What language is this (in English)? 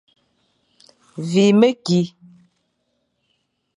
Fang